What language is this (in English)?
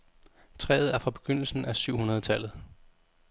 Danish